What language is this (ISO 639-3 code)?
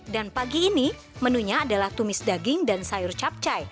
ind